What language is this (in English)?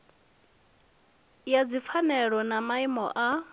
Venda